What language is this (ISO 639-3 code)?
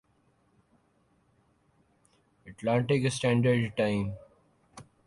urd